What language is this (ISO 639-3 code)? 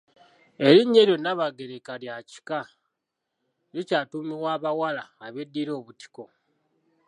lug